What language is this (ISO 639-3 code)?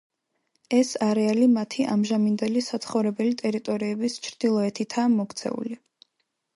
kat